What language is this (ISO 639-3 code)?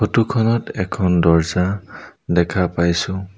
asm